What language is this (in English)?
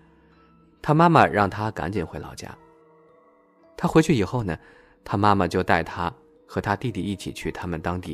Chinese